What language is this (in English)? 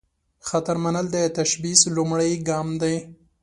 Pashto